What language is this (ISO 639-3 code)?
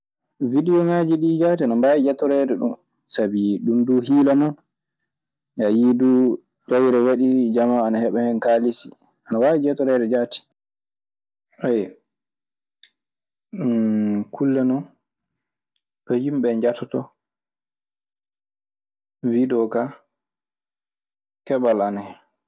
ffm